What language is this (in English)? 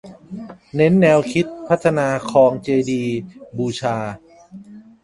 Thai